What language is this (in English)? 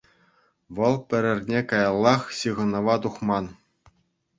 Chuvash